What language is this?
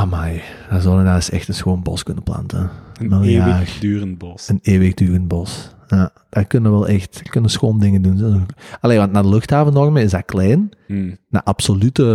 Dutch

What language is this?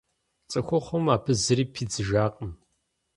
Kabardian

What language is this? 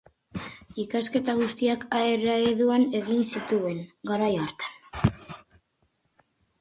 Basque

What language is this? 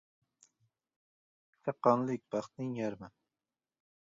Uzbek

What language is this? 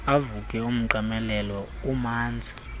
Xhosa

